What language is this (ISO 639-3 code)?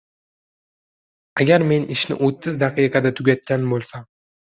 uzb